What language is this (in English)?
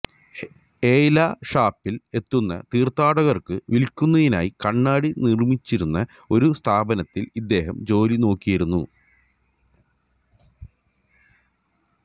Malayalam